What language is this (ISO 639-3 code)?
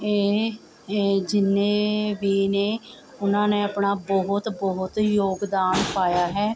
pan